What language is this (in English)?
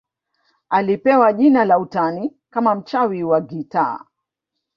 Swahili